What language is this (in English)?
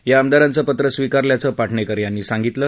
Marathi